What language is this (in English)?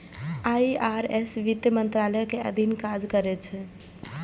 Maithili